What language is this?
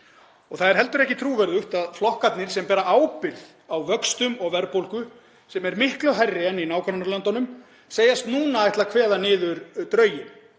Icelandic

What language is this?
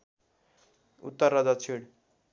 Nepali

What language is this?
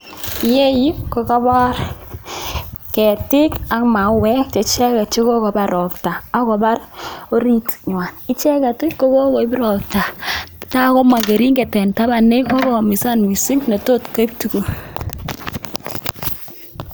Kalenjin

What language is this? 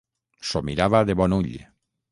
Catalan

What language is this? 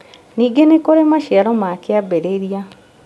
Kikuyu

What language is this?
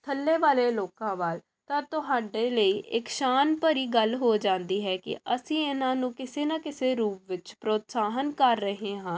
Punjabi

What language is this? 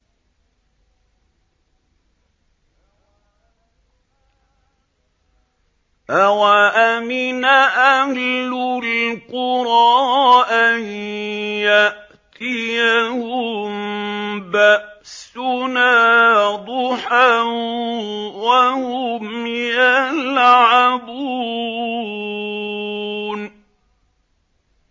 Arabic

